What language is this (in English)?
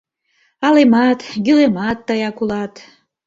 Mari